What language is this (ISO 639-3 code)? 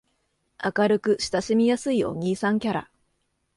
jpn